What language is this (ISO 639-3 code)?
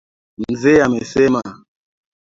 swa